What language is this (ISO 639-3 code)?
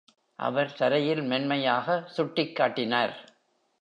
tam